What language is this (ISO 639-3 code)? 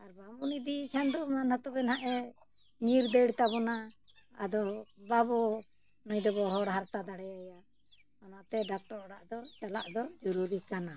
sat